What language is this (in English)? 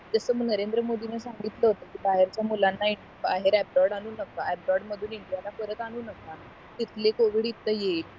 Marathi